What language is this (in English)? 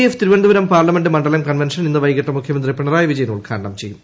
Malayalam